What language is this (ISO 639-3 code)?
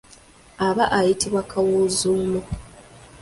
lug